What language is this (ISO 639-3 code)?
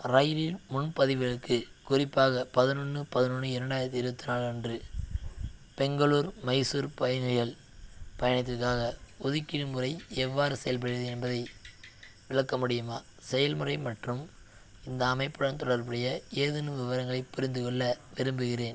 tam